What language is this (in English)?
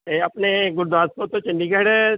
Punjabi